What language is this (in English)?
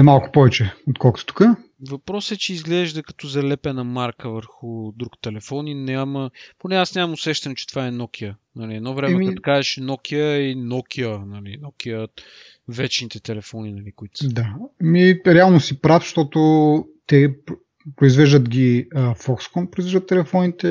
Bulgarian